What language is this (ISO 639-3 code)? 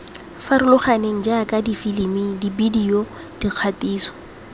tsn